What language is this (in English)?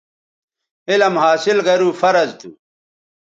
Bateri